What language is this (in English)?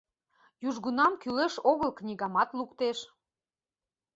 Mari